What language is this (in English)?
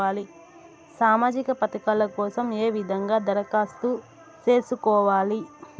Telugu